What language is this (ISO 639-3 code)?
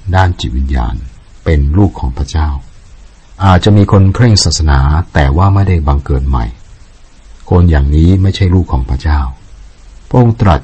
tha